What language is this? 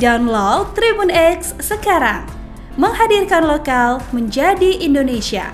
Indonesian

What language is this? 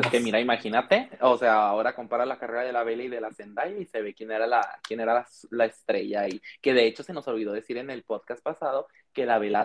Spanish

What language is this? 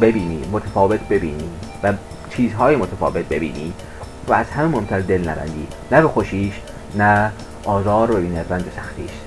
Persian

